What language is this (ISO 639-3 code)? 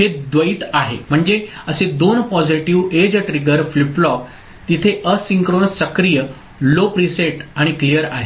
mar